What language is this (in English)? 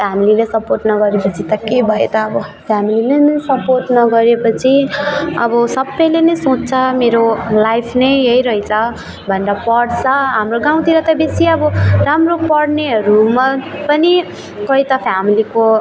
Nepali